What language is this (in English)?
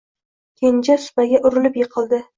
Uzbek